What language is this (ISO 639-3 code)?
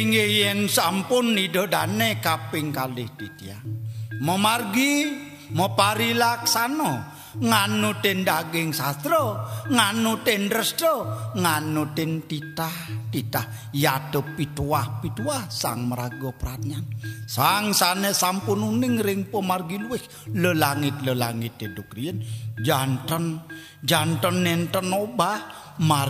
tha